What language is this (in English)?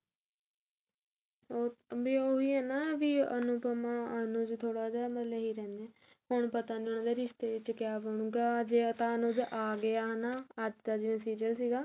Punjabi